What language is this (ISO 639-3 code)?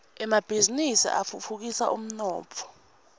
ssw